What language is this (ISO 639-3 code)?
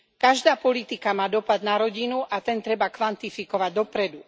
slk